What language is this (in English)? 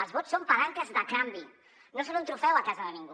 Catalan